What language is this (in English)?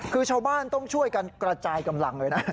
Thai